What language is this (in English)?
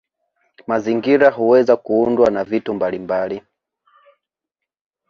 Swahili